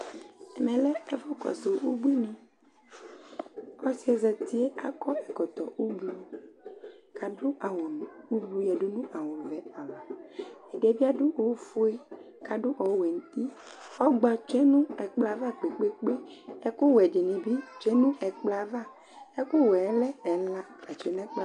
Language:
Ikposo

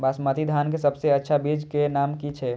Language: Maithili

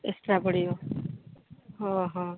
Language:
Odia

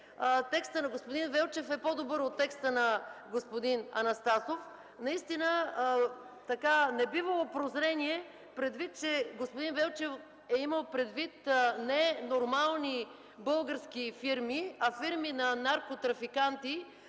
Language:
Bulgarian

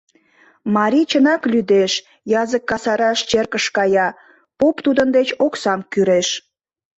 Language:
Mari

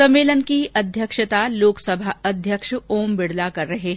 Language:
Hindi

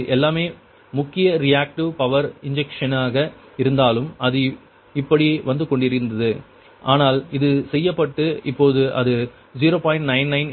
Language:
Tamil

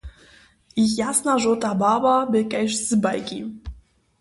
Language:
Upper Sorbian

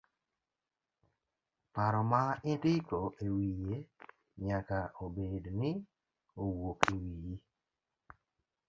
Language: Luo (Kenya and Tanzania)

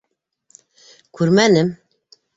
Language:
Bashkir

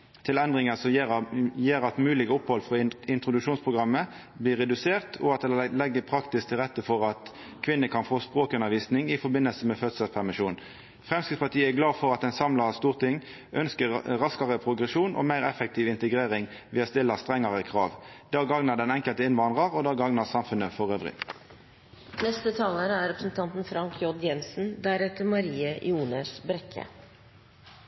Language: Norwegian Nynorsk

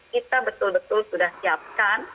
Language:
Indonesian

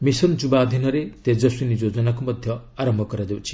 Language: Odia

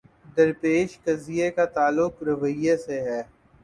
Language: Urdu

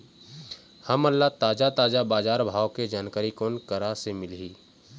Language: Chhattisgarhi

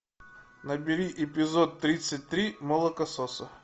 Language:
Russian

